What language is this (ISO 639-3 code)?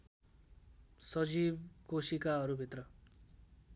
nep